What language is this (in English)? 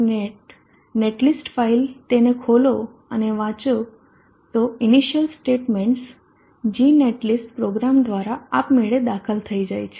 Gujarati